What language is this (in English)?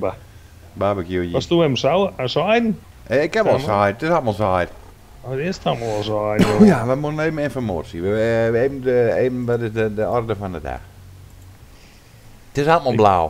Dutch